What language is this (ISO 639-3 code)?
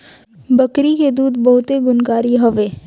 bho